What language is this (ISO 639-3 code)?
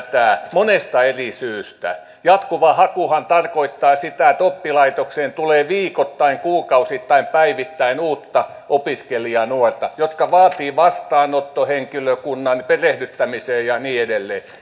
fin